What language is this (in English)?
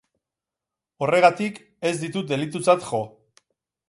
Basque